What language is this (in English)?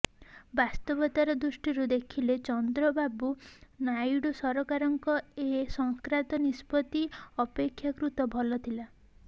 Odia